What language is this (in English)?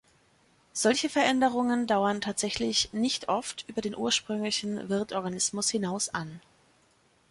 German